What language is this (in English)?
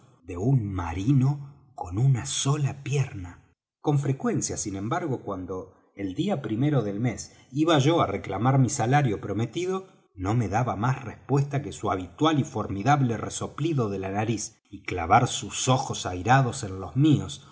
Spanish